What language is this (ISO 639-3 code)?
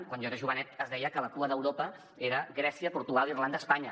cat